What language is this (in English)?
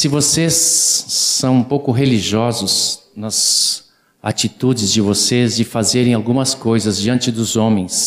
Portuguese